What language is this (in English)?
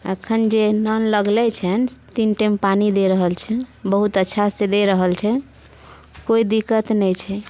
Maithili